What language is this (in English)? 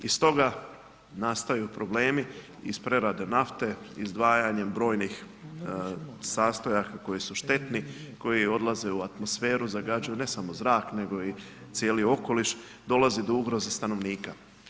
Croatian